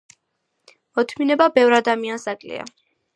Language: Georgian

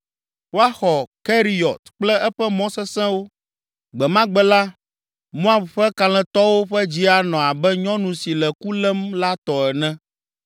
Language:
Ewe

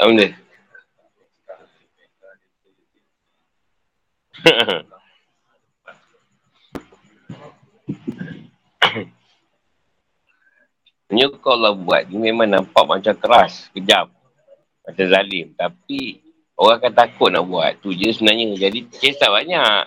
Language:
Malay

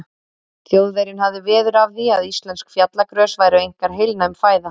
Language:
Icelandic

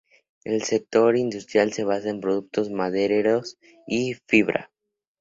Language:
Spanish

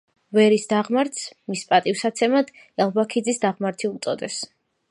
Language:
Georgian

